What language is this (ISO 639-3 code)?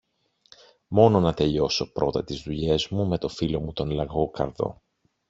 ell